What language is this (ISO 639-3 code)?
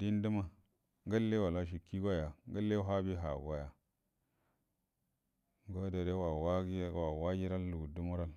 bdm